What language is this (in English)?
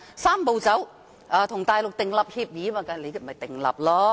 Cantonese